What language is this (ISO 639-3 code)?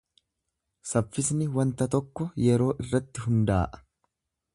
orm